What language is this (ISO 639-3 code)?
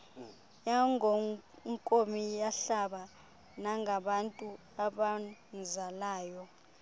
xho